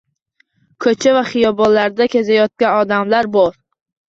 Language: Uzbek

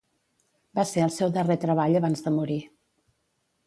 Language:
Catalan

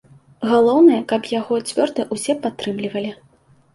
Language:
Belarusian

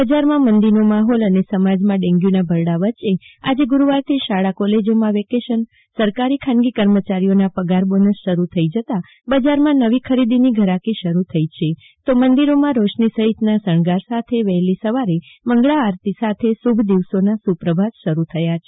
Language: Gujarati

